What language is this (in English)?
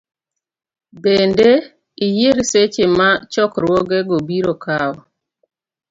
Luo (Kenya and Tanzania)